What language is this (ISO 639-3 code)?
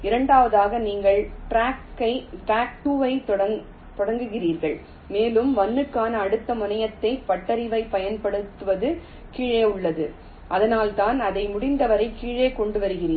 tam